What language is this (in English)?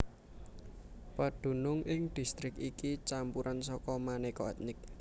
Javanese